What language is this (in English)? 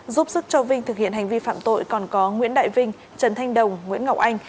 Vietnamese